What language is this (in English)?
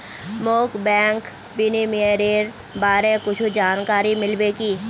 Magahi